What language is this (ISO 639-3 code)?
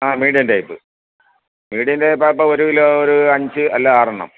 mal